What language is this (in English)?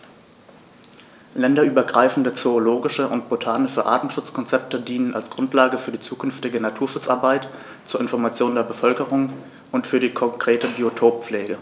German